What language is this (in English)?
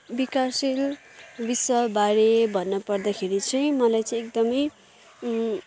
Nepali